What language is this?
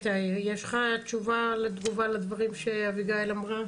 Hebrew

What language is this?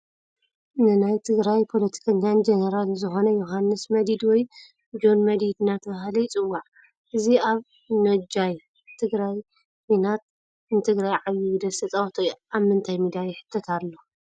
Tigrinya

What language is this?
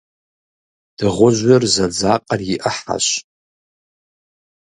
Kabardian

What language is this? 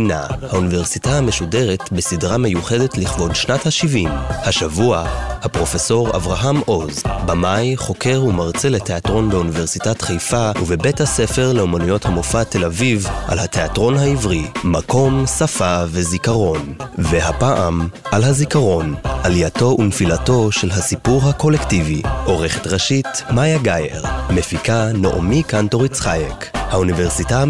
Hebrew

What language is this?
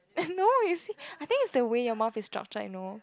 English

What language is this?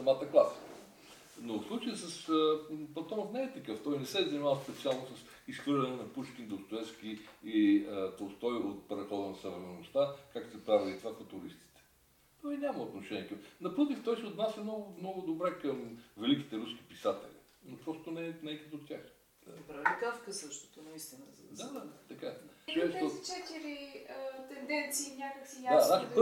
Bulgarian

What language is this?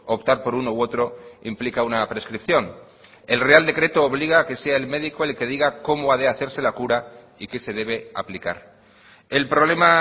Spanish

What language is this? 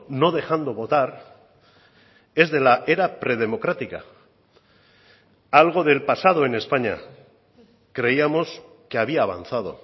Spanish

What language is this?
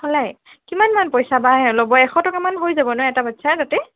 Assamese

